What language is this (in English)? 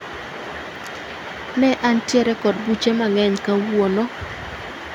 Luo (Kenya and Tanzania)